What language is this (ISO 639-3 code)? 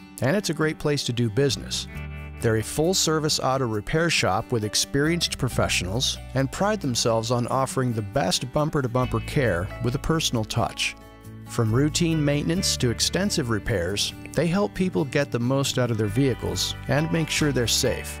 eng